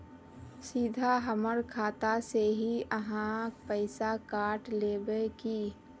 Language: Magahi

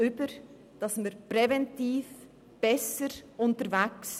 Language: Swiss German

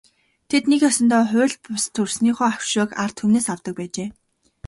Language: Mongolian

